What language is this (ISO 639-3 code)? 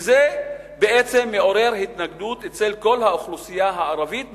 heb